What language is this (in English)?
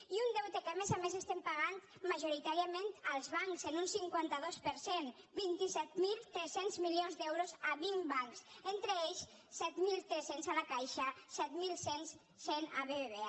Catalan